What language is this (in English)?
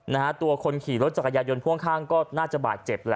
Thai